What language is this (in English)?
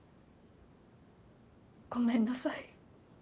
Japanese